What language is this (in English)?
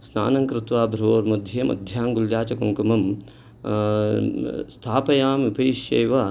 Sanskrit